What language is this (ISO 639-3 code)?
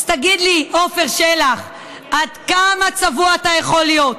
heb